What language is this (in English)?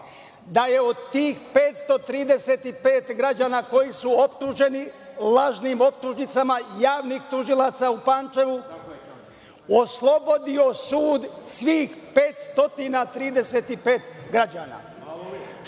Serbian